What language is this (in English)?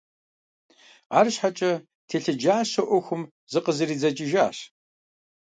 Kabardian